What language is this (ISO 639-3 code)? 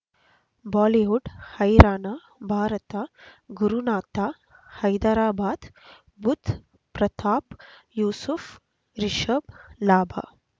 kan